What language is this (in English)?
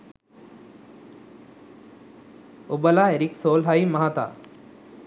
Sinhala